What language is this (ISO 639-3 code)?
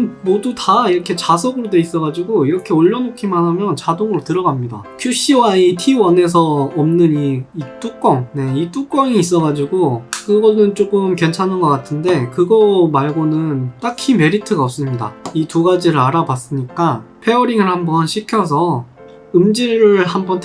kor